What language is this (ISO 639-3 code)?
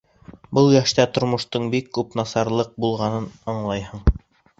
bak